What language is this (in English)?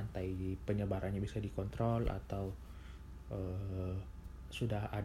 Indonesian